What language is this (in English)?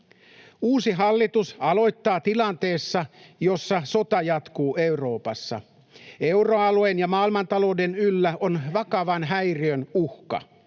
Finnish